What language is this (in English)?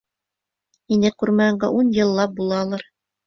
Bashkir